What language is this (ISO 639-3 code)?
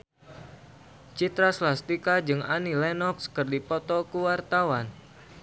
sun